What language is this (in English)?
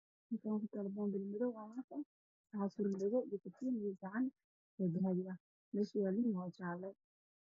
Somali